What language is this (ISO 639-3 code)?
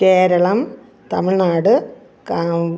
mal